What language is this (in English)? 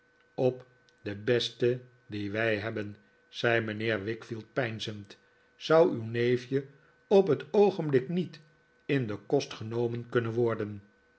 Dutch